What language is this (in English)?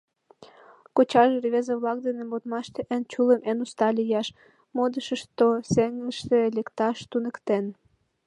Mari